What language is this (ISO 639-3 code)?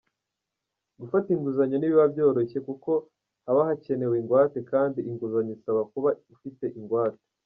kin